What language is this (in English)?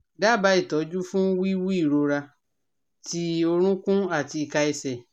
Yoruba